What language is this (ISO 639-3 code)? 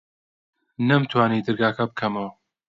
ckb